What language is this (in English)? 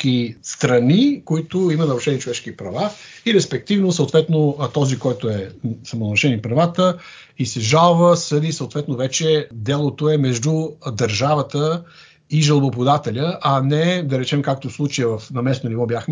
Bulgarian